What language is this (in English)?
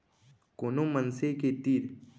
Chhattisgarhi